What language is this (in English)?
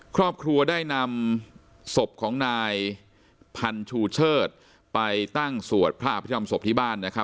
Thai